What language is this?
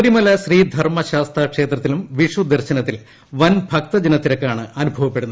Malayalam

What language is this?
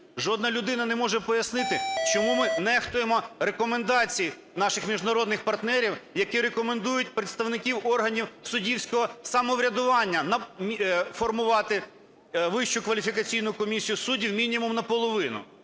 Ukrainian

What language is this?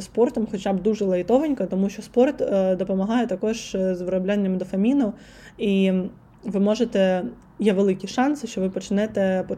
Ukrainian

